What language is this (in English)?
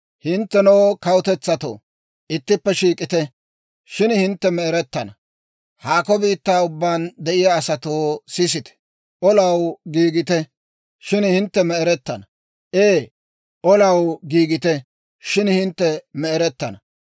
Dawro